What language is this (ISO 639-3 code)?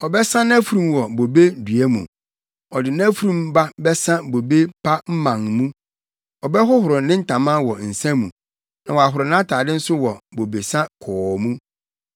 aka